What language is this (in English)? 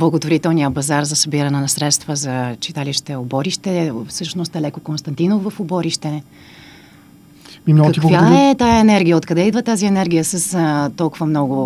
Bulgarian